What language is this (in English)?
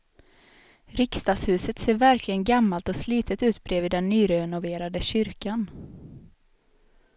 Swedish